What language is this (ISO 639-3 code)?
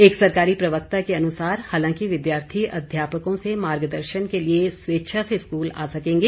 hin